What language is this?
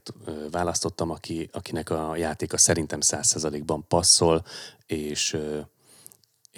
Hungarian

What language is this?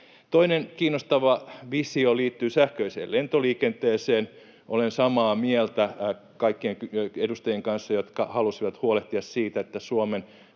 Finnish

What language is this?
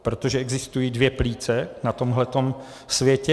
Czech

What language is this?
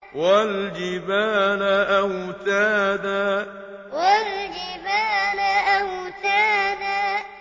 Arabic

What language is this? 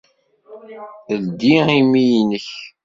Kabyle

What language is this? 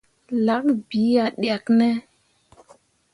Mundang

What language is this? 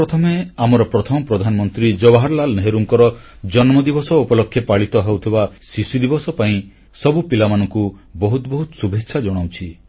Odia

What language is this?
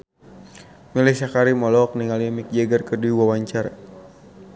Sundanese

